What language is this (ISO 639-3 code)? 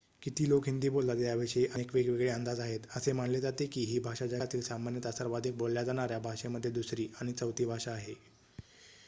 mar